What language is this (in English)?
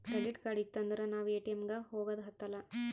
Kannada